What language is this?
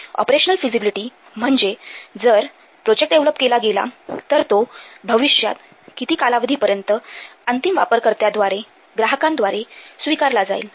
Marathi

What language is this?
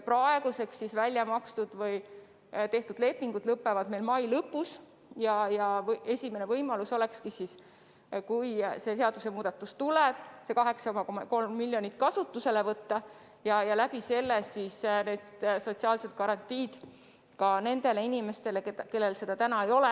Estonian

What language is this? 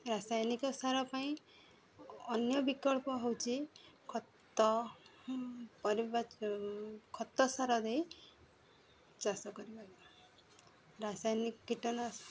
Odia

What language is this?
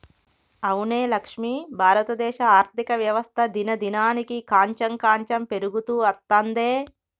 Telugu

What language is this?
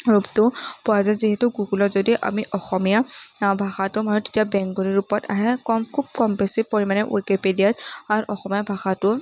Assamese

